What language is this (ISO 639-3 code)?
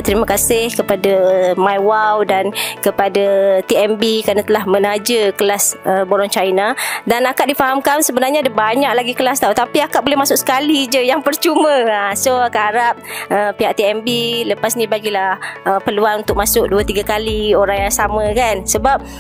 msa